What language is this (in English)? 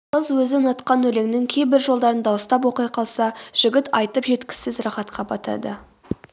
Kazakh